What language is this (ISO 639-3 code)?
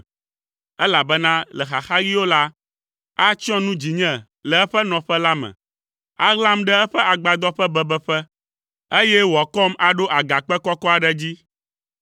ewe